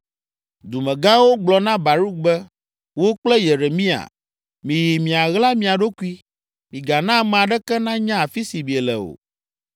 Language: Ewe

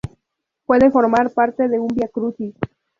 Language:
Spanish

